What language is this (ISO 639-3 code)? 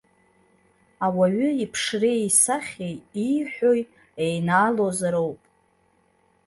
abk